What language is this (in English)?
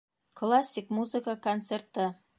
Bashkir